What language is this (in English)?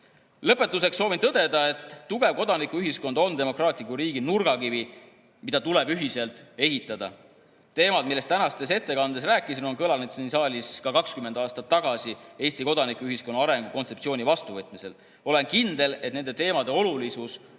Estonian